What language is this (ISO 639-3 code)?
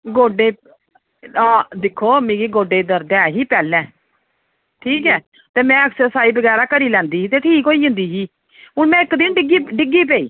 doi